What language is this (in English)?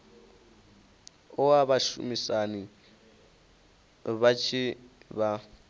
Venda